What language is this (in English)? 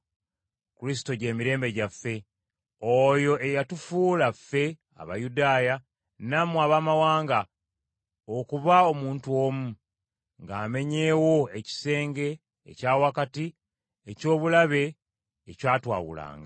Ganda